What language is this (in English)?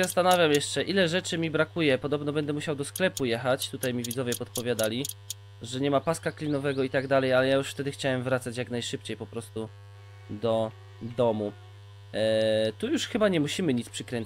Polish